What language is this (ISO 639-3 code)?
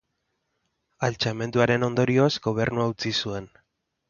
eus